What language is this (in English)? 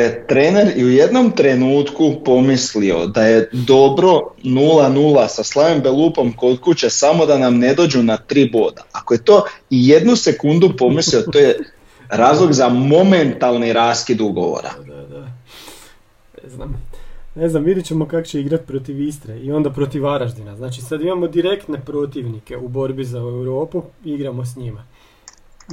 Croatian